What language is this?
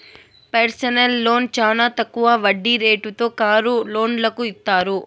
Telugu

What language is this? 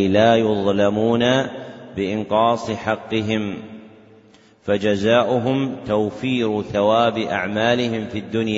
Arabic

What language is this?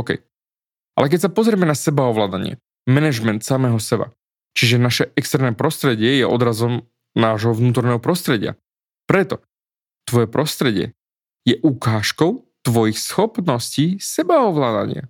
Slovak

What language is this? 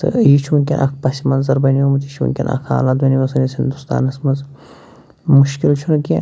Kashmiri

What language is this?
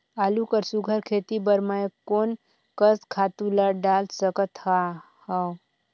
Chhattisgarhi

